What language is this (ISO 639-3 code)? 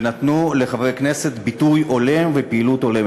heb